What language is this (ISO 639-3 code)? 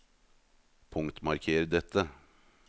nor